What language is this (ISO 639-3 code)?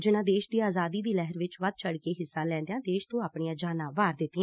pan